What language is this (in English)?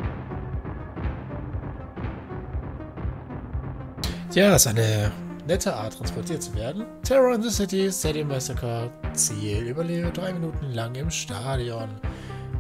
German